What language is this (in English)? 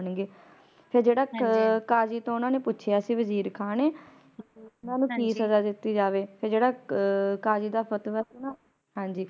Punjabi